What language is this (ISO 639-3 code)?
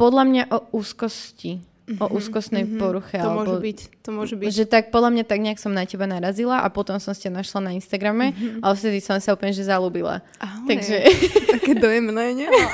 slk